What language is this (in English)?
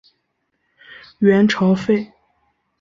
Chinese